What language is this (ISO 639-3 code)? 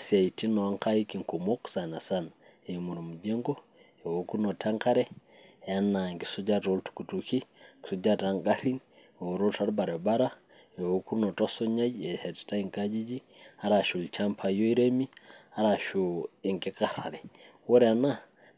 mas